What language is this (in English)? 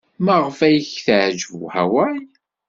Kabyle